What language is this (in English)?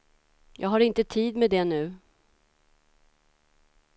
Swedish